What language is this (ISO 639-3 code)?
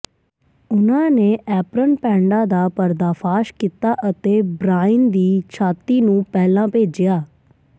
pan